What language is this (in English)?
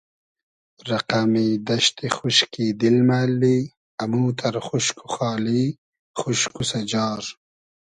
Hazaragi